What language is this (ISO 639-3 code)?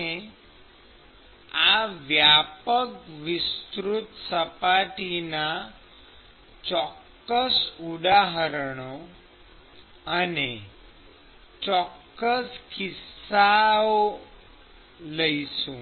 guj